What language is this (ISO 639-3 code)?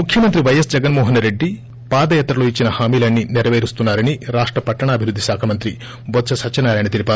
tel